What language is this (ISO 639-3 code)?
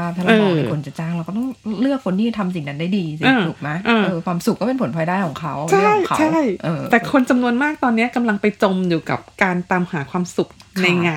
tha